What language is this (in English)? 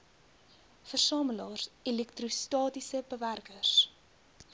Afrikaans